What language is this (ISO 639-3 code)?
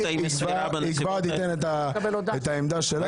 heb